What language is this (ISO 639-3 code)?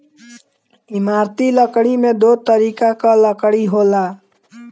bho